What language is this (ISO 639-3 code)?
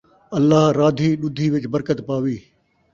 skr